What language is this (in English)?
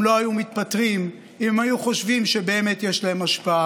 Hebrew